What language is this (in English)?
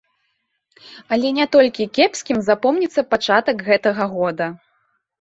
Belarusian